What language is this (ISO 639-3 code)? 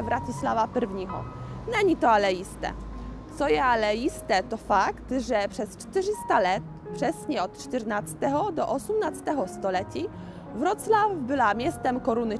pol